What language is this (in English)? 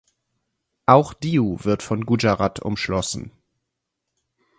German